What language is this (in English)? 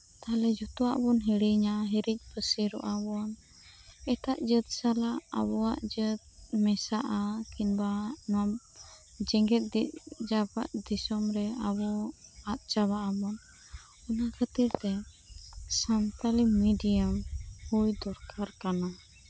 Santali